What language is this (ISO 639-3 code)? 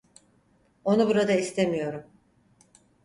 tur